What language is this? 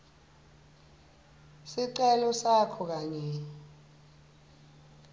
Swati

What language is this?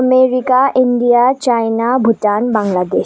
Nepali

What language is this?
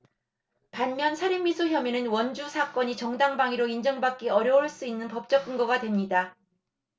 Korean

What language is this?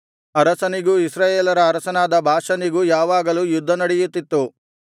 Kannada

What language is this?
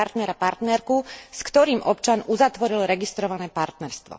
Slovak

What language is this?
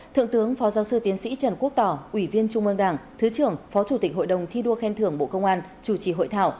Vietnamese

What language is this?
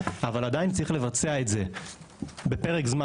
Hebrew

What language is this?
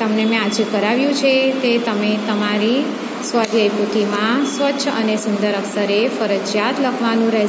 Hindi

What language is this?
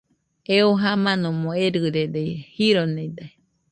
Nüpode Huitoto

